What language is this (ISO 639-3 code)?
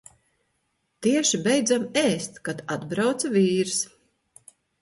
lav